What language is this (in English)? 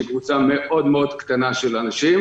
Hebrew